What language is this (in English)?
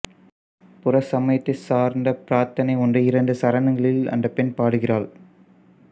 Tamil